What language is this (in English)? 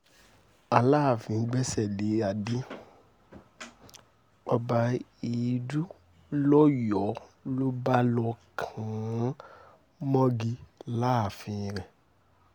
Yoruba